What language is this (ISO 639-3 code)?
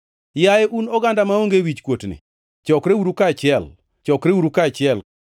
luo